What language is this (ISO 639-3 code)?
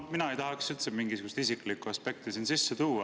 est